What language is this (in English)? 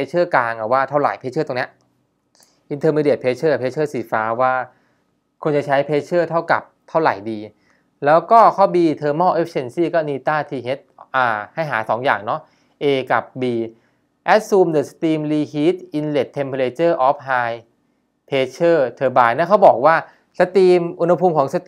Thai